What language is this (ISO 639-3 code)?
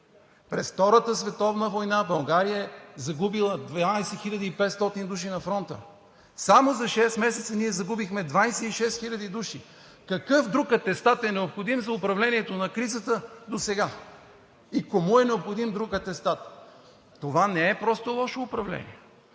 bul